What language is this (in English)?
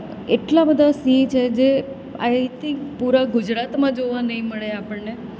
Gujarati